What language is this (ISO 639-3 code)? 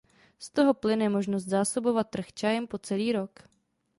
ces